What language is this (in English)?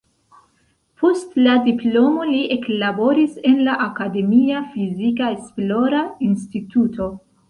Esperanto